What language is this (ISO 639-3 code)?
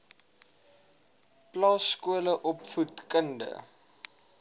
afr